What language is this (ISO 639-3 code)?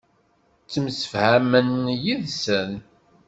kab